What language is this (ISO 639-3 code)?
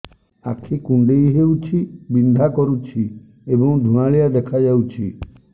ori